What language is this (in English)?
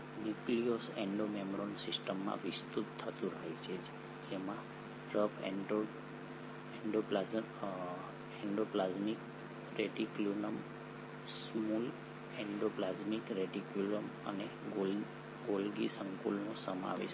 Gujarati